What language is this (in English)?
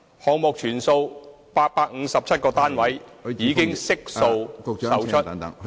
Cantonese